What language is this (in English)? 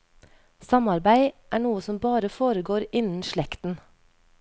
Norwegian